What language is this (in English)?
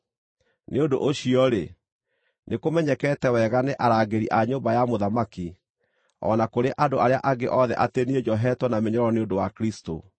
Kikuyu